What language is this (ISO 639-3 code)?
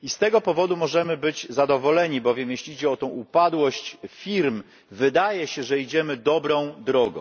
pol